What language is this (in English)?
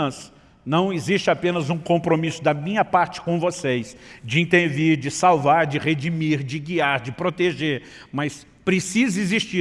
Portuguese